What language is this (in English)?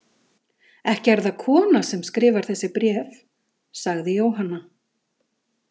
Icelandic